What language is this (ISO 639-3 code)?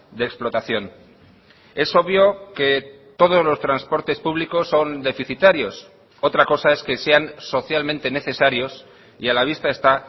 spa